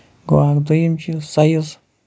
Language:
Kashmiri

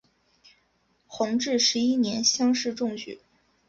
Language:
Chinese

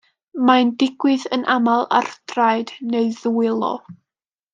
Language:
Welsh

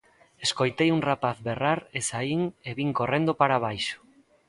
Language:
Galician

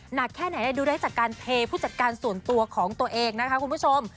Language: Thai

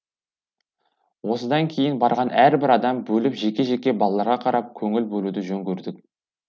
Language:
Kazakh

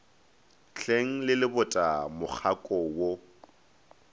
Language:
Northern Sotho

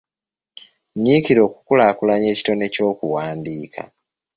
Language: Ganda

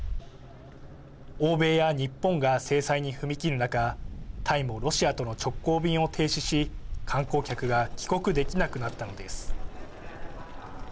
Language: Japanese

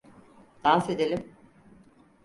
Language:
Turkish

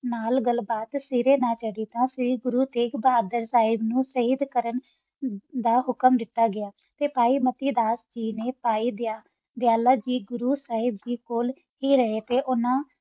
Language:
Punjabi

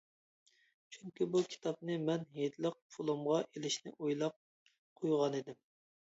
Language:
Uyghur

